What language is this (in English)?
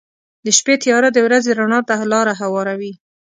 Pashto